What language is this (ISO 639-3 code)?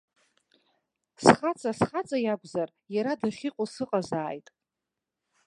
abk